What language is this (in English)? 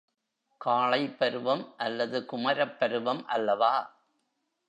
Tamil